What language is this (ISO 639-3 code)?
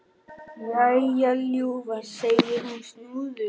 isl